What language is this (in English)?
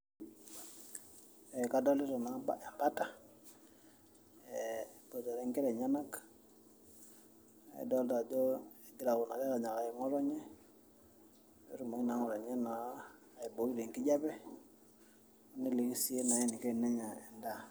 Masai